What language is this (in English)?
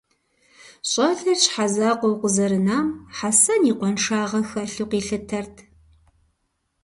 Kabardian